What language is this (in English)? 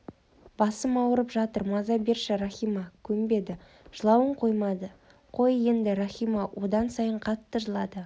Kazakh